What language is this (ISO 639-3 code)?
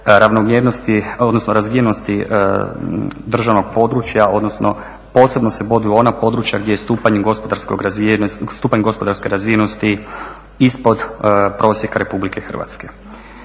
hrv